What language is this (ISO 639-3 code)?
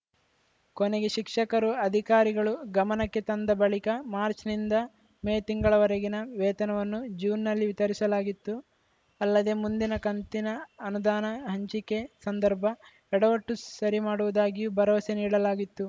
kan